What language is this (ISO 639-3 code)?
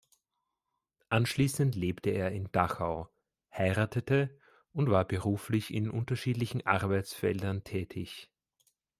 deu